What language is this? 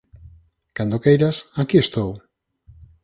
Galician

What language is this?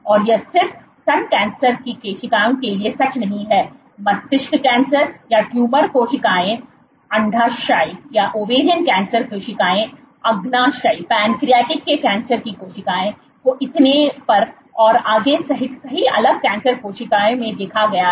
Hindi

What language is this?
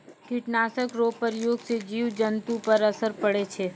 Maithili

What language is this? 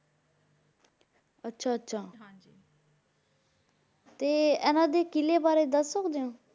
Punjabi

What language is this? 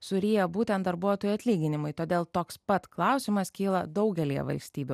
Lithuanian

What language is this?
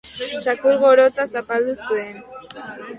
Basque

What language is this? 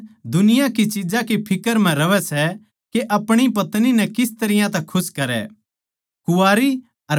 Haryanvi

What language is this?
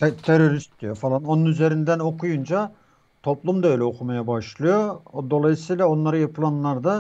Turkish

